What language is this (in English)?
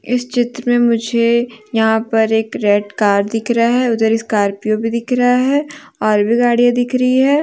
Hindi